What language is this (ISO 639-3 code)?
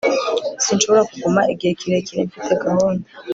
kin